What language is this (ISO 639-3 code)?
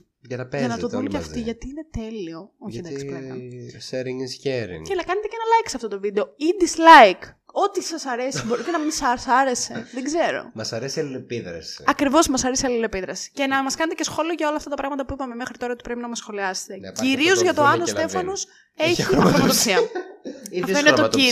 ell